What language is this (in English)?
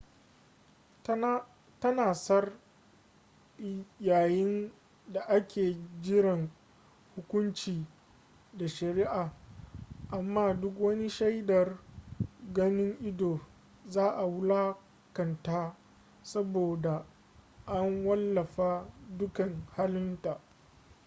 Hausa